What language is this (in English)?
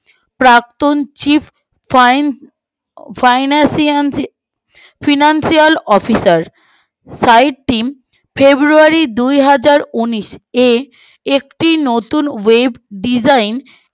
Bangla